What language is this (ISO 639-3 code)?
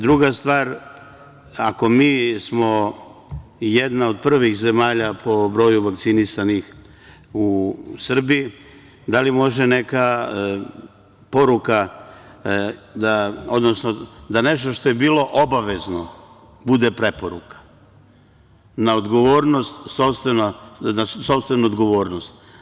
srp